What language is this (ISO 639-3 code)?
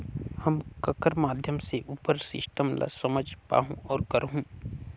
hne